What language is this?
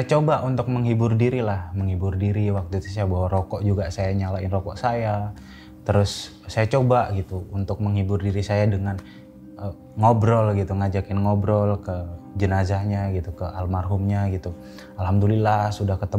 Indonesian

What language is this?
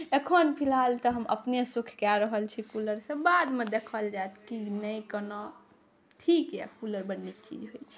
Maithili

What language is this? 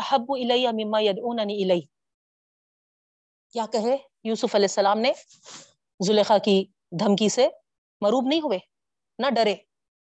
Urdu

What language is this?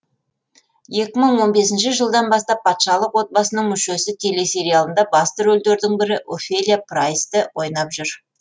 Kazakh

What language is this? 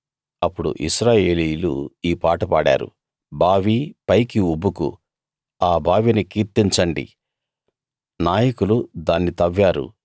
Telugu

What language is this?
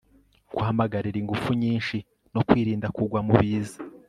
Kinyarwanda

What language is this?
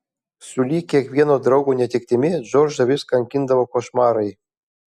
Lithuanian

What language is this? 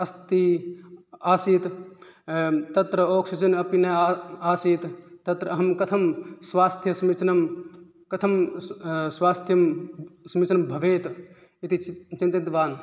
Sanskrit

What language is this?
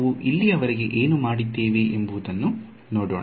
Kannada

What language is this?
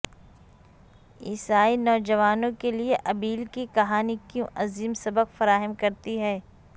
Urdu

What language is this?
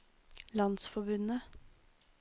Norwegian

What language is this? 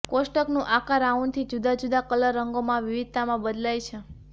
Gujarati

